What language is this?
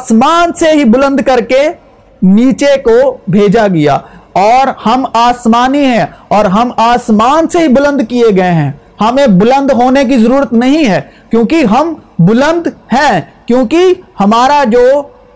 Urdu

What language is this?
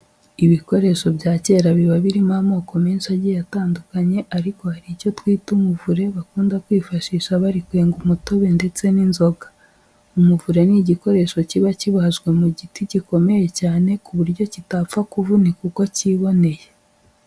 Kinyarwanda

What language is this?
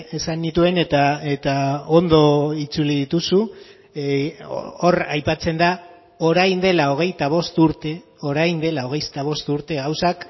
Basque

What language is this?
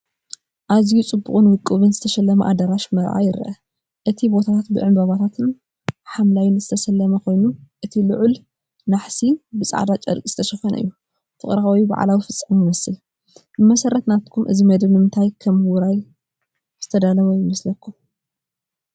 Tigrinya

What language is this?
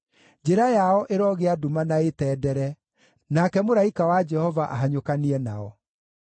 Kikuyu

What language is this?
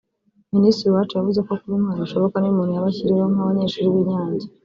Kinyarwanda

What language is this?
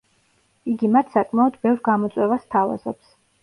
Georgian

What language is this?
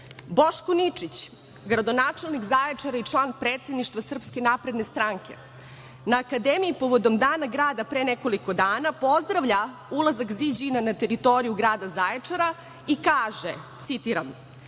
Serbian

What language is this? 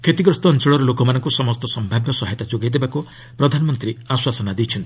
Odia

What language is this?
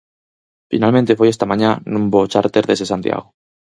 Galician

